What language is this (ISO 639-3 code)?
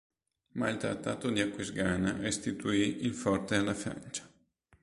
ita